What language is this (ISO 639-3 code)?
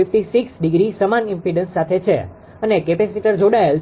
guj